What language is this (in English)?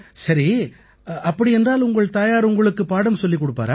Tamil